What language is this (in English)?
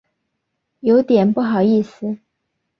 Chinese